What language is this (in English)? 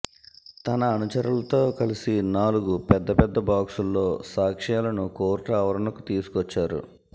Telugu